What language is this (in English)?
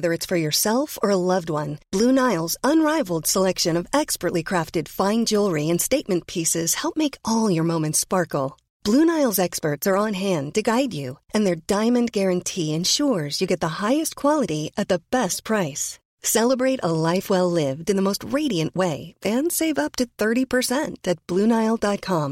Swedish